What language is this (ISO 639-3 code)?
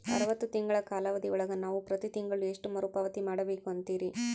kan